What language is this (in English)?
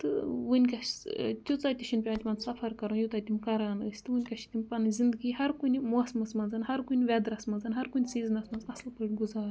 Kashmiri